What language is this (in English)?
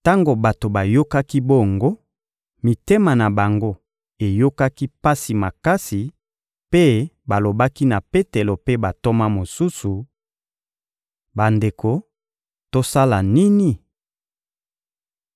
Lingala